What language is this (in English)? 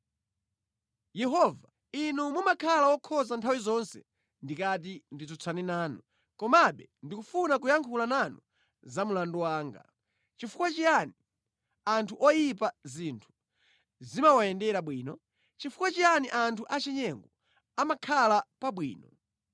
Nyanja